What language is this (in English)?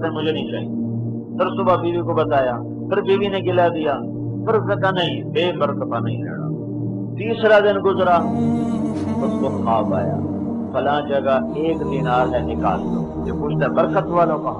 Urdu